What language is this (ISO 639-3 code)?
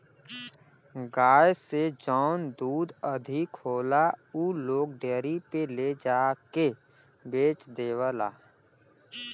bho